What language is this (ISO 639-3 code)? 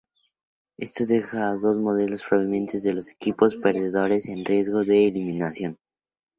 spa